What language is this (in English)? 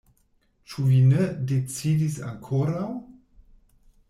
Esperanto